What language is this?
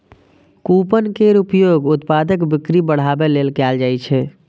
Maithili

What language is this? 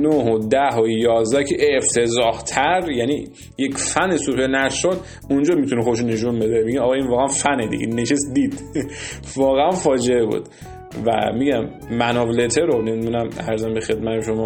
Persian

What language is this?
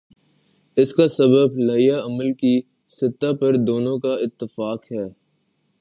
Urdu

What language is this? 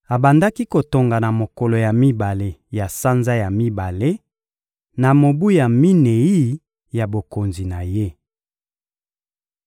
Lingala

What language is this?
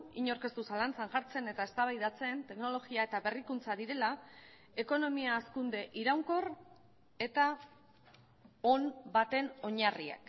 Basque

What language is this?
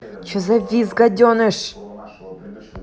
Russian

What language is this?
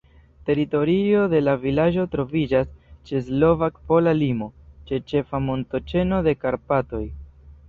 Esperanto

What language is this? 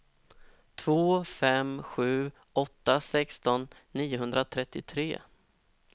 Swedish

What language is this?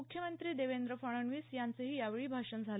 Marathi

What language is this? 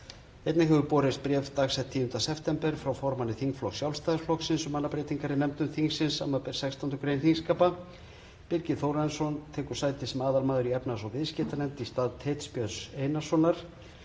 Icelandic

